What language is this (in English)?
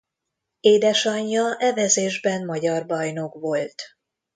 Hungarian